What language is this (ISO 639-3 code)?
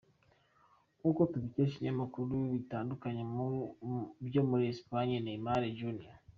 kin